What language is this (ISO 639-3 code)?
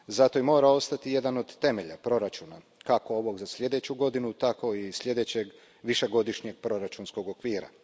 hrv